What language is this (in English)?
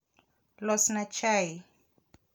Luo (Kenya and Tanzania)